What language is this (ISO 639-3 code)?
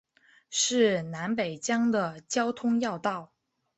zho